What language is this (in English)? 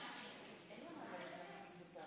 Hebrew